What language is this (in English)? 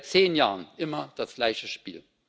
German